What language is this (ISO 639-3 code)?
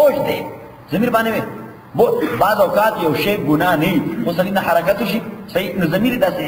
ara